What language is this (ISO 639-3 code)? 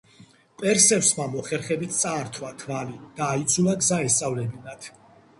kat